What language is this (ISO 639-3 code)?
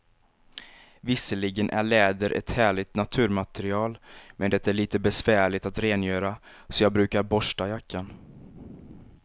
swe